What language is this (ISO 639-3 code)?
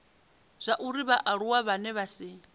ven